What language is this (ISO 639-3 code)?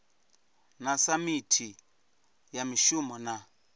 ven